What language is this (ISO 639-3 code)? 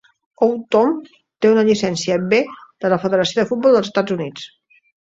cat